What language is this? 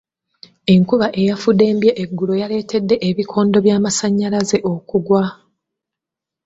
Ganda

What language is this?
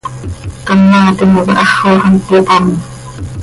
Seri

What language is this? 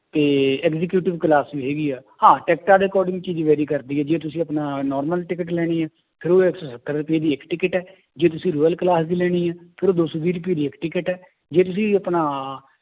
Punjabi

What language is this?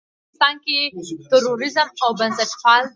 Pashto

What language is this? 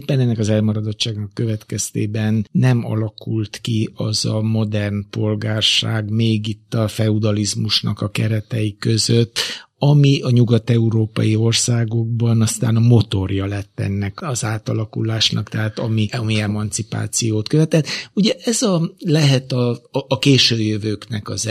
Hungarian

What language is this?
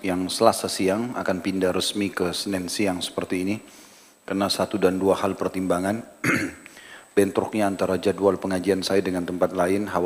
Indonesian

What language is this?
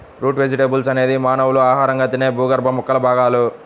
Telugu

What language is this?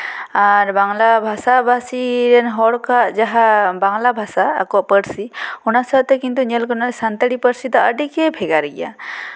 Santali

